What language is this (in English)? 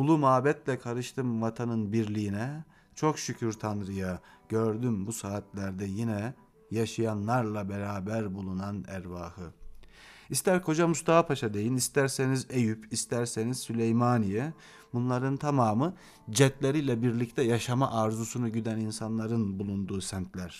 Turkish